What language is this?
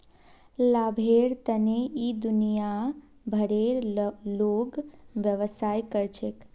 Magahi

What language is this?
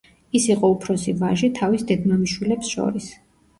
Georgian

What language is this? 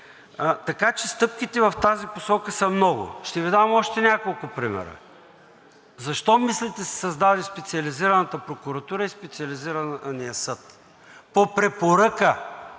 Bulgarian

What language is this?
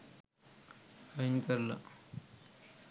Sinhala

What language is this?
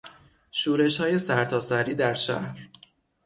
Persian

